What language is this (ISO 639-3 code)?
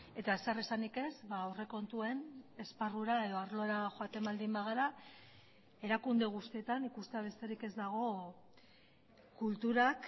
eus